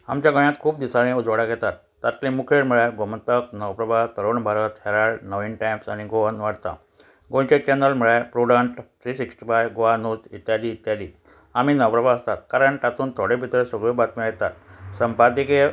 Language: Konkani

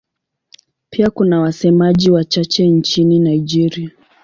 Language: Swahili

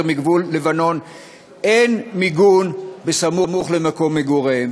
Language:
Hebrew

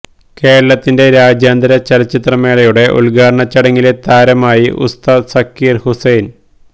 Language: Malayalam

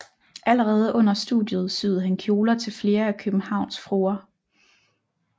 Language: Danish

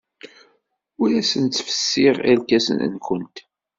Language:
Kabyle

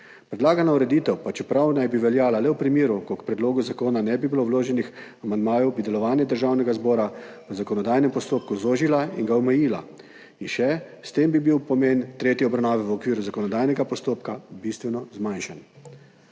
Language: Slovenian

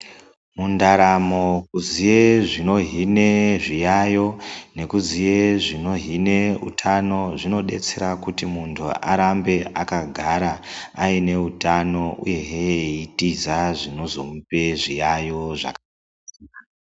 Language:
Ndau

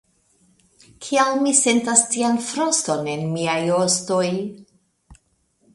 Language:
Esperanto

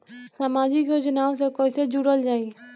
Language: Bhojpuri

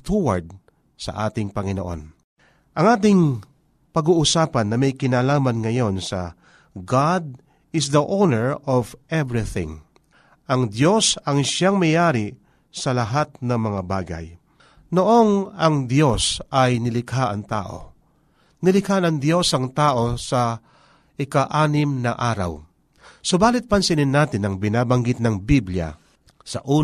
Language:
Filipino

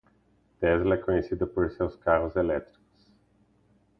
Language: Portuguese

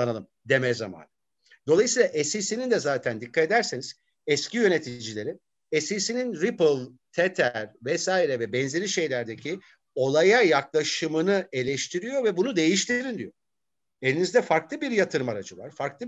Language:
Turkish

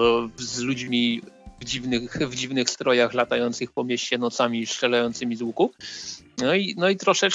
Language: Polish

